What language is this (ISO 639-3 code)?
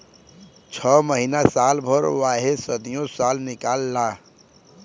bho